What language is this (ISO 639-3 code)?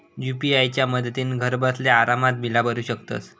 mar